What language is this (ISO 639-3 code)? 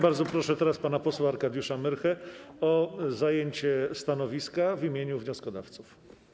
pol